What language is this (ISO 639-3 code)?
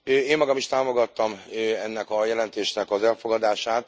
hun